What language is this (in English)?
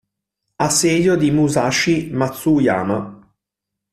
Italian